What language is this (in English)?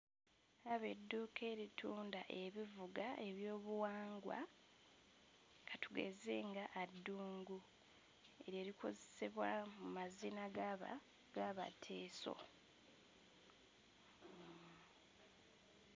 Ganda